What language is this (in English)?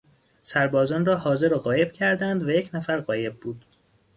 Persian